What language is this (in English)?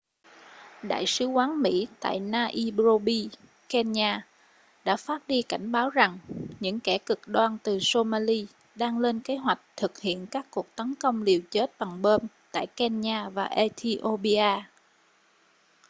Vietnamese